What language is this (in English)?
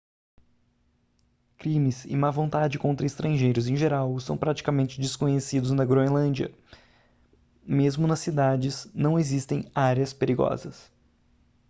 Portuguese